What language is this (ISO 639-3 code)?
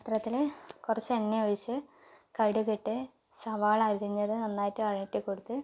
mal